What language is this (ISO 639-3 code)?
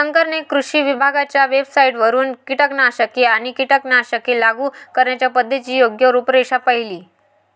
mar